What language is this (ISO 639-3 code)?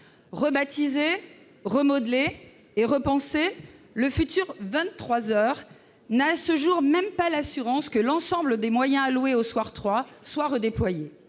fra